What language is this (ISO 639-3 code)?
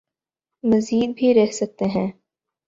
urd